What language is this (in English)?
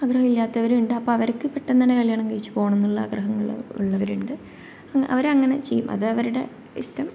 Malayalam